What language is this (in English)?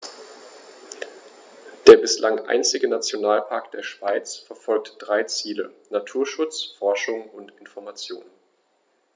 German